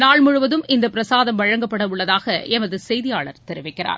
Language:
Tamil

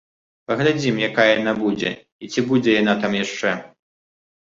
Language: Belarusian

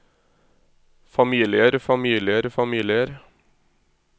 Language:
Norwegian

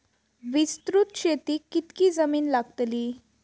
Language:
Marathi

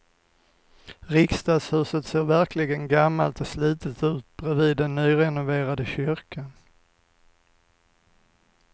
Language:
Swedish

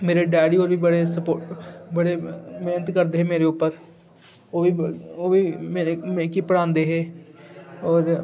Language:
Dogri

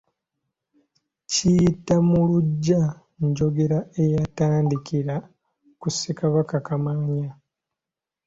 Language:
Ganda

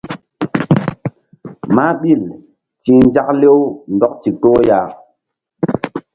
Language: Mbum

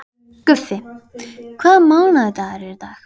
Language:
Icelandic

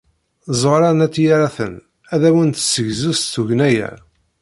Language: Kabyle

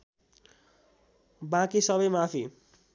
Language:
Nepali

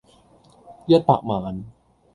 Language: Cantonese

